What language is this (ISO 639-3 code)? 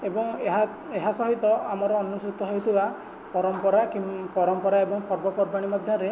ori